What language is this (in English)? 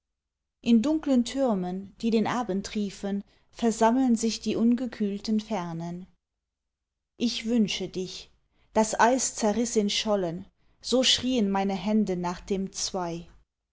German